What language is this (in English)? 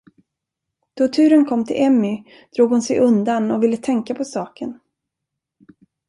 Swedish